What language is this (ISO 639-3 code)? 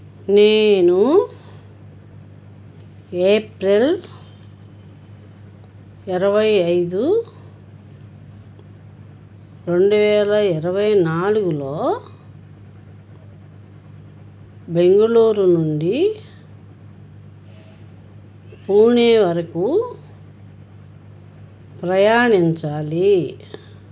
tel